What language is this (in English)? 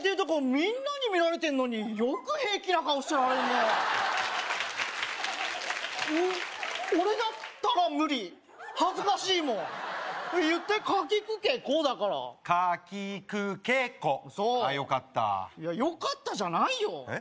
Japanese